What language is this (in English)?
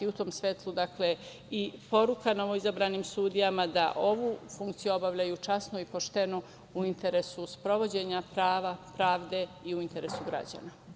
Serbian